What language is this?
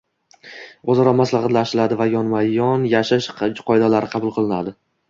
Uzbek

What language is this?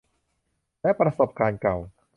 Thai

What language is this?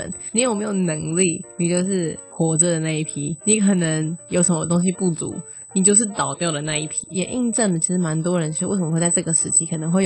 Chinese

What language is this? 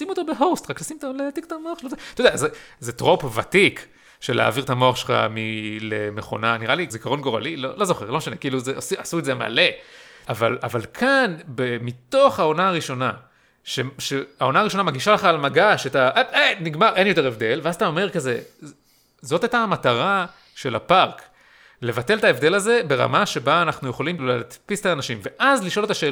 Hebrew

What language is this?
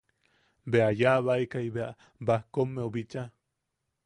Yaqui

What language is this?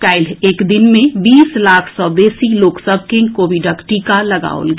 Maithili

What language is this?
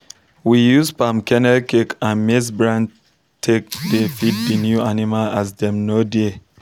Nigerian Pidgin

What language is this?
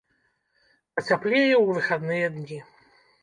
Belarusian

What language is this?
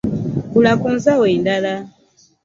Ganda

